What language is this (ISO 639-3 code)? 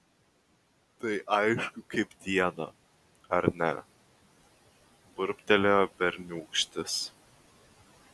lit